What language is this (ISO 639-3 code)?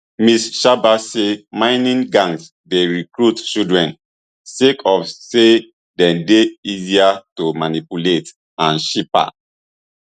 pcm